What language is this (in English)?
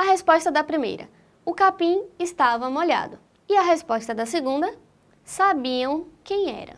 Portuguese